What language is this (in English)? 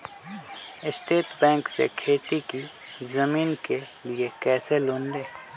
Magahi